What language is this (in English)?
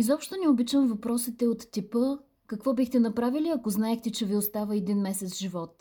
Bulgarian